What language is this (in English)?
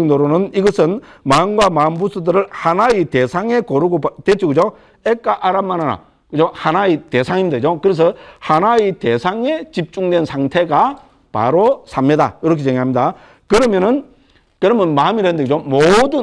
Korean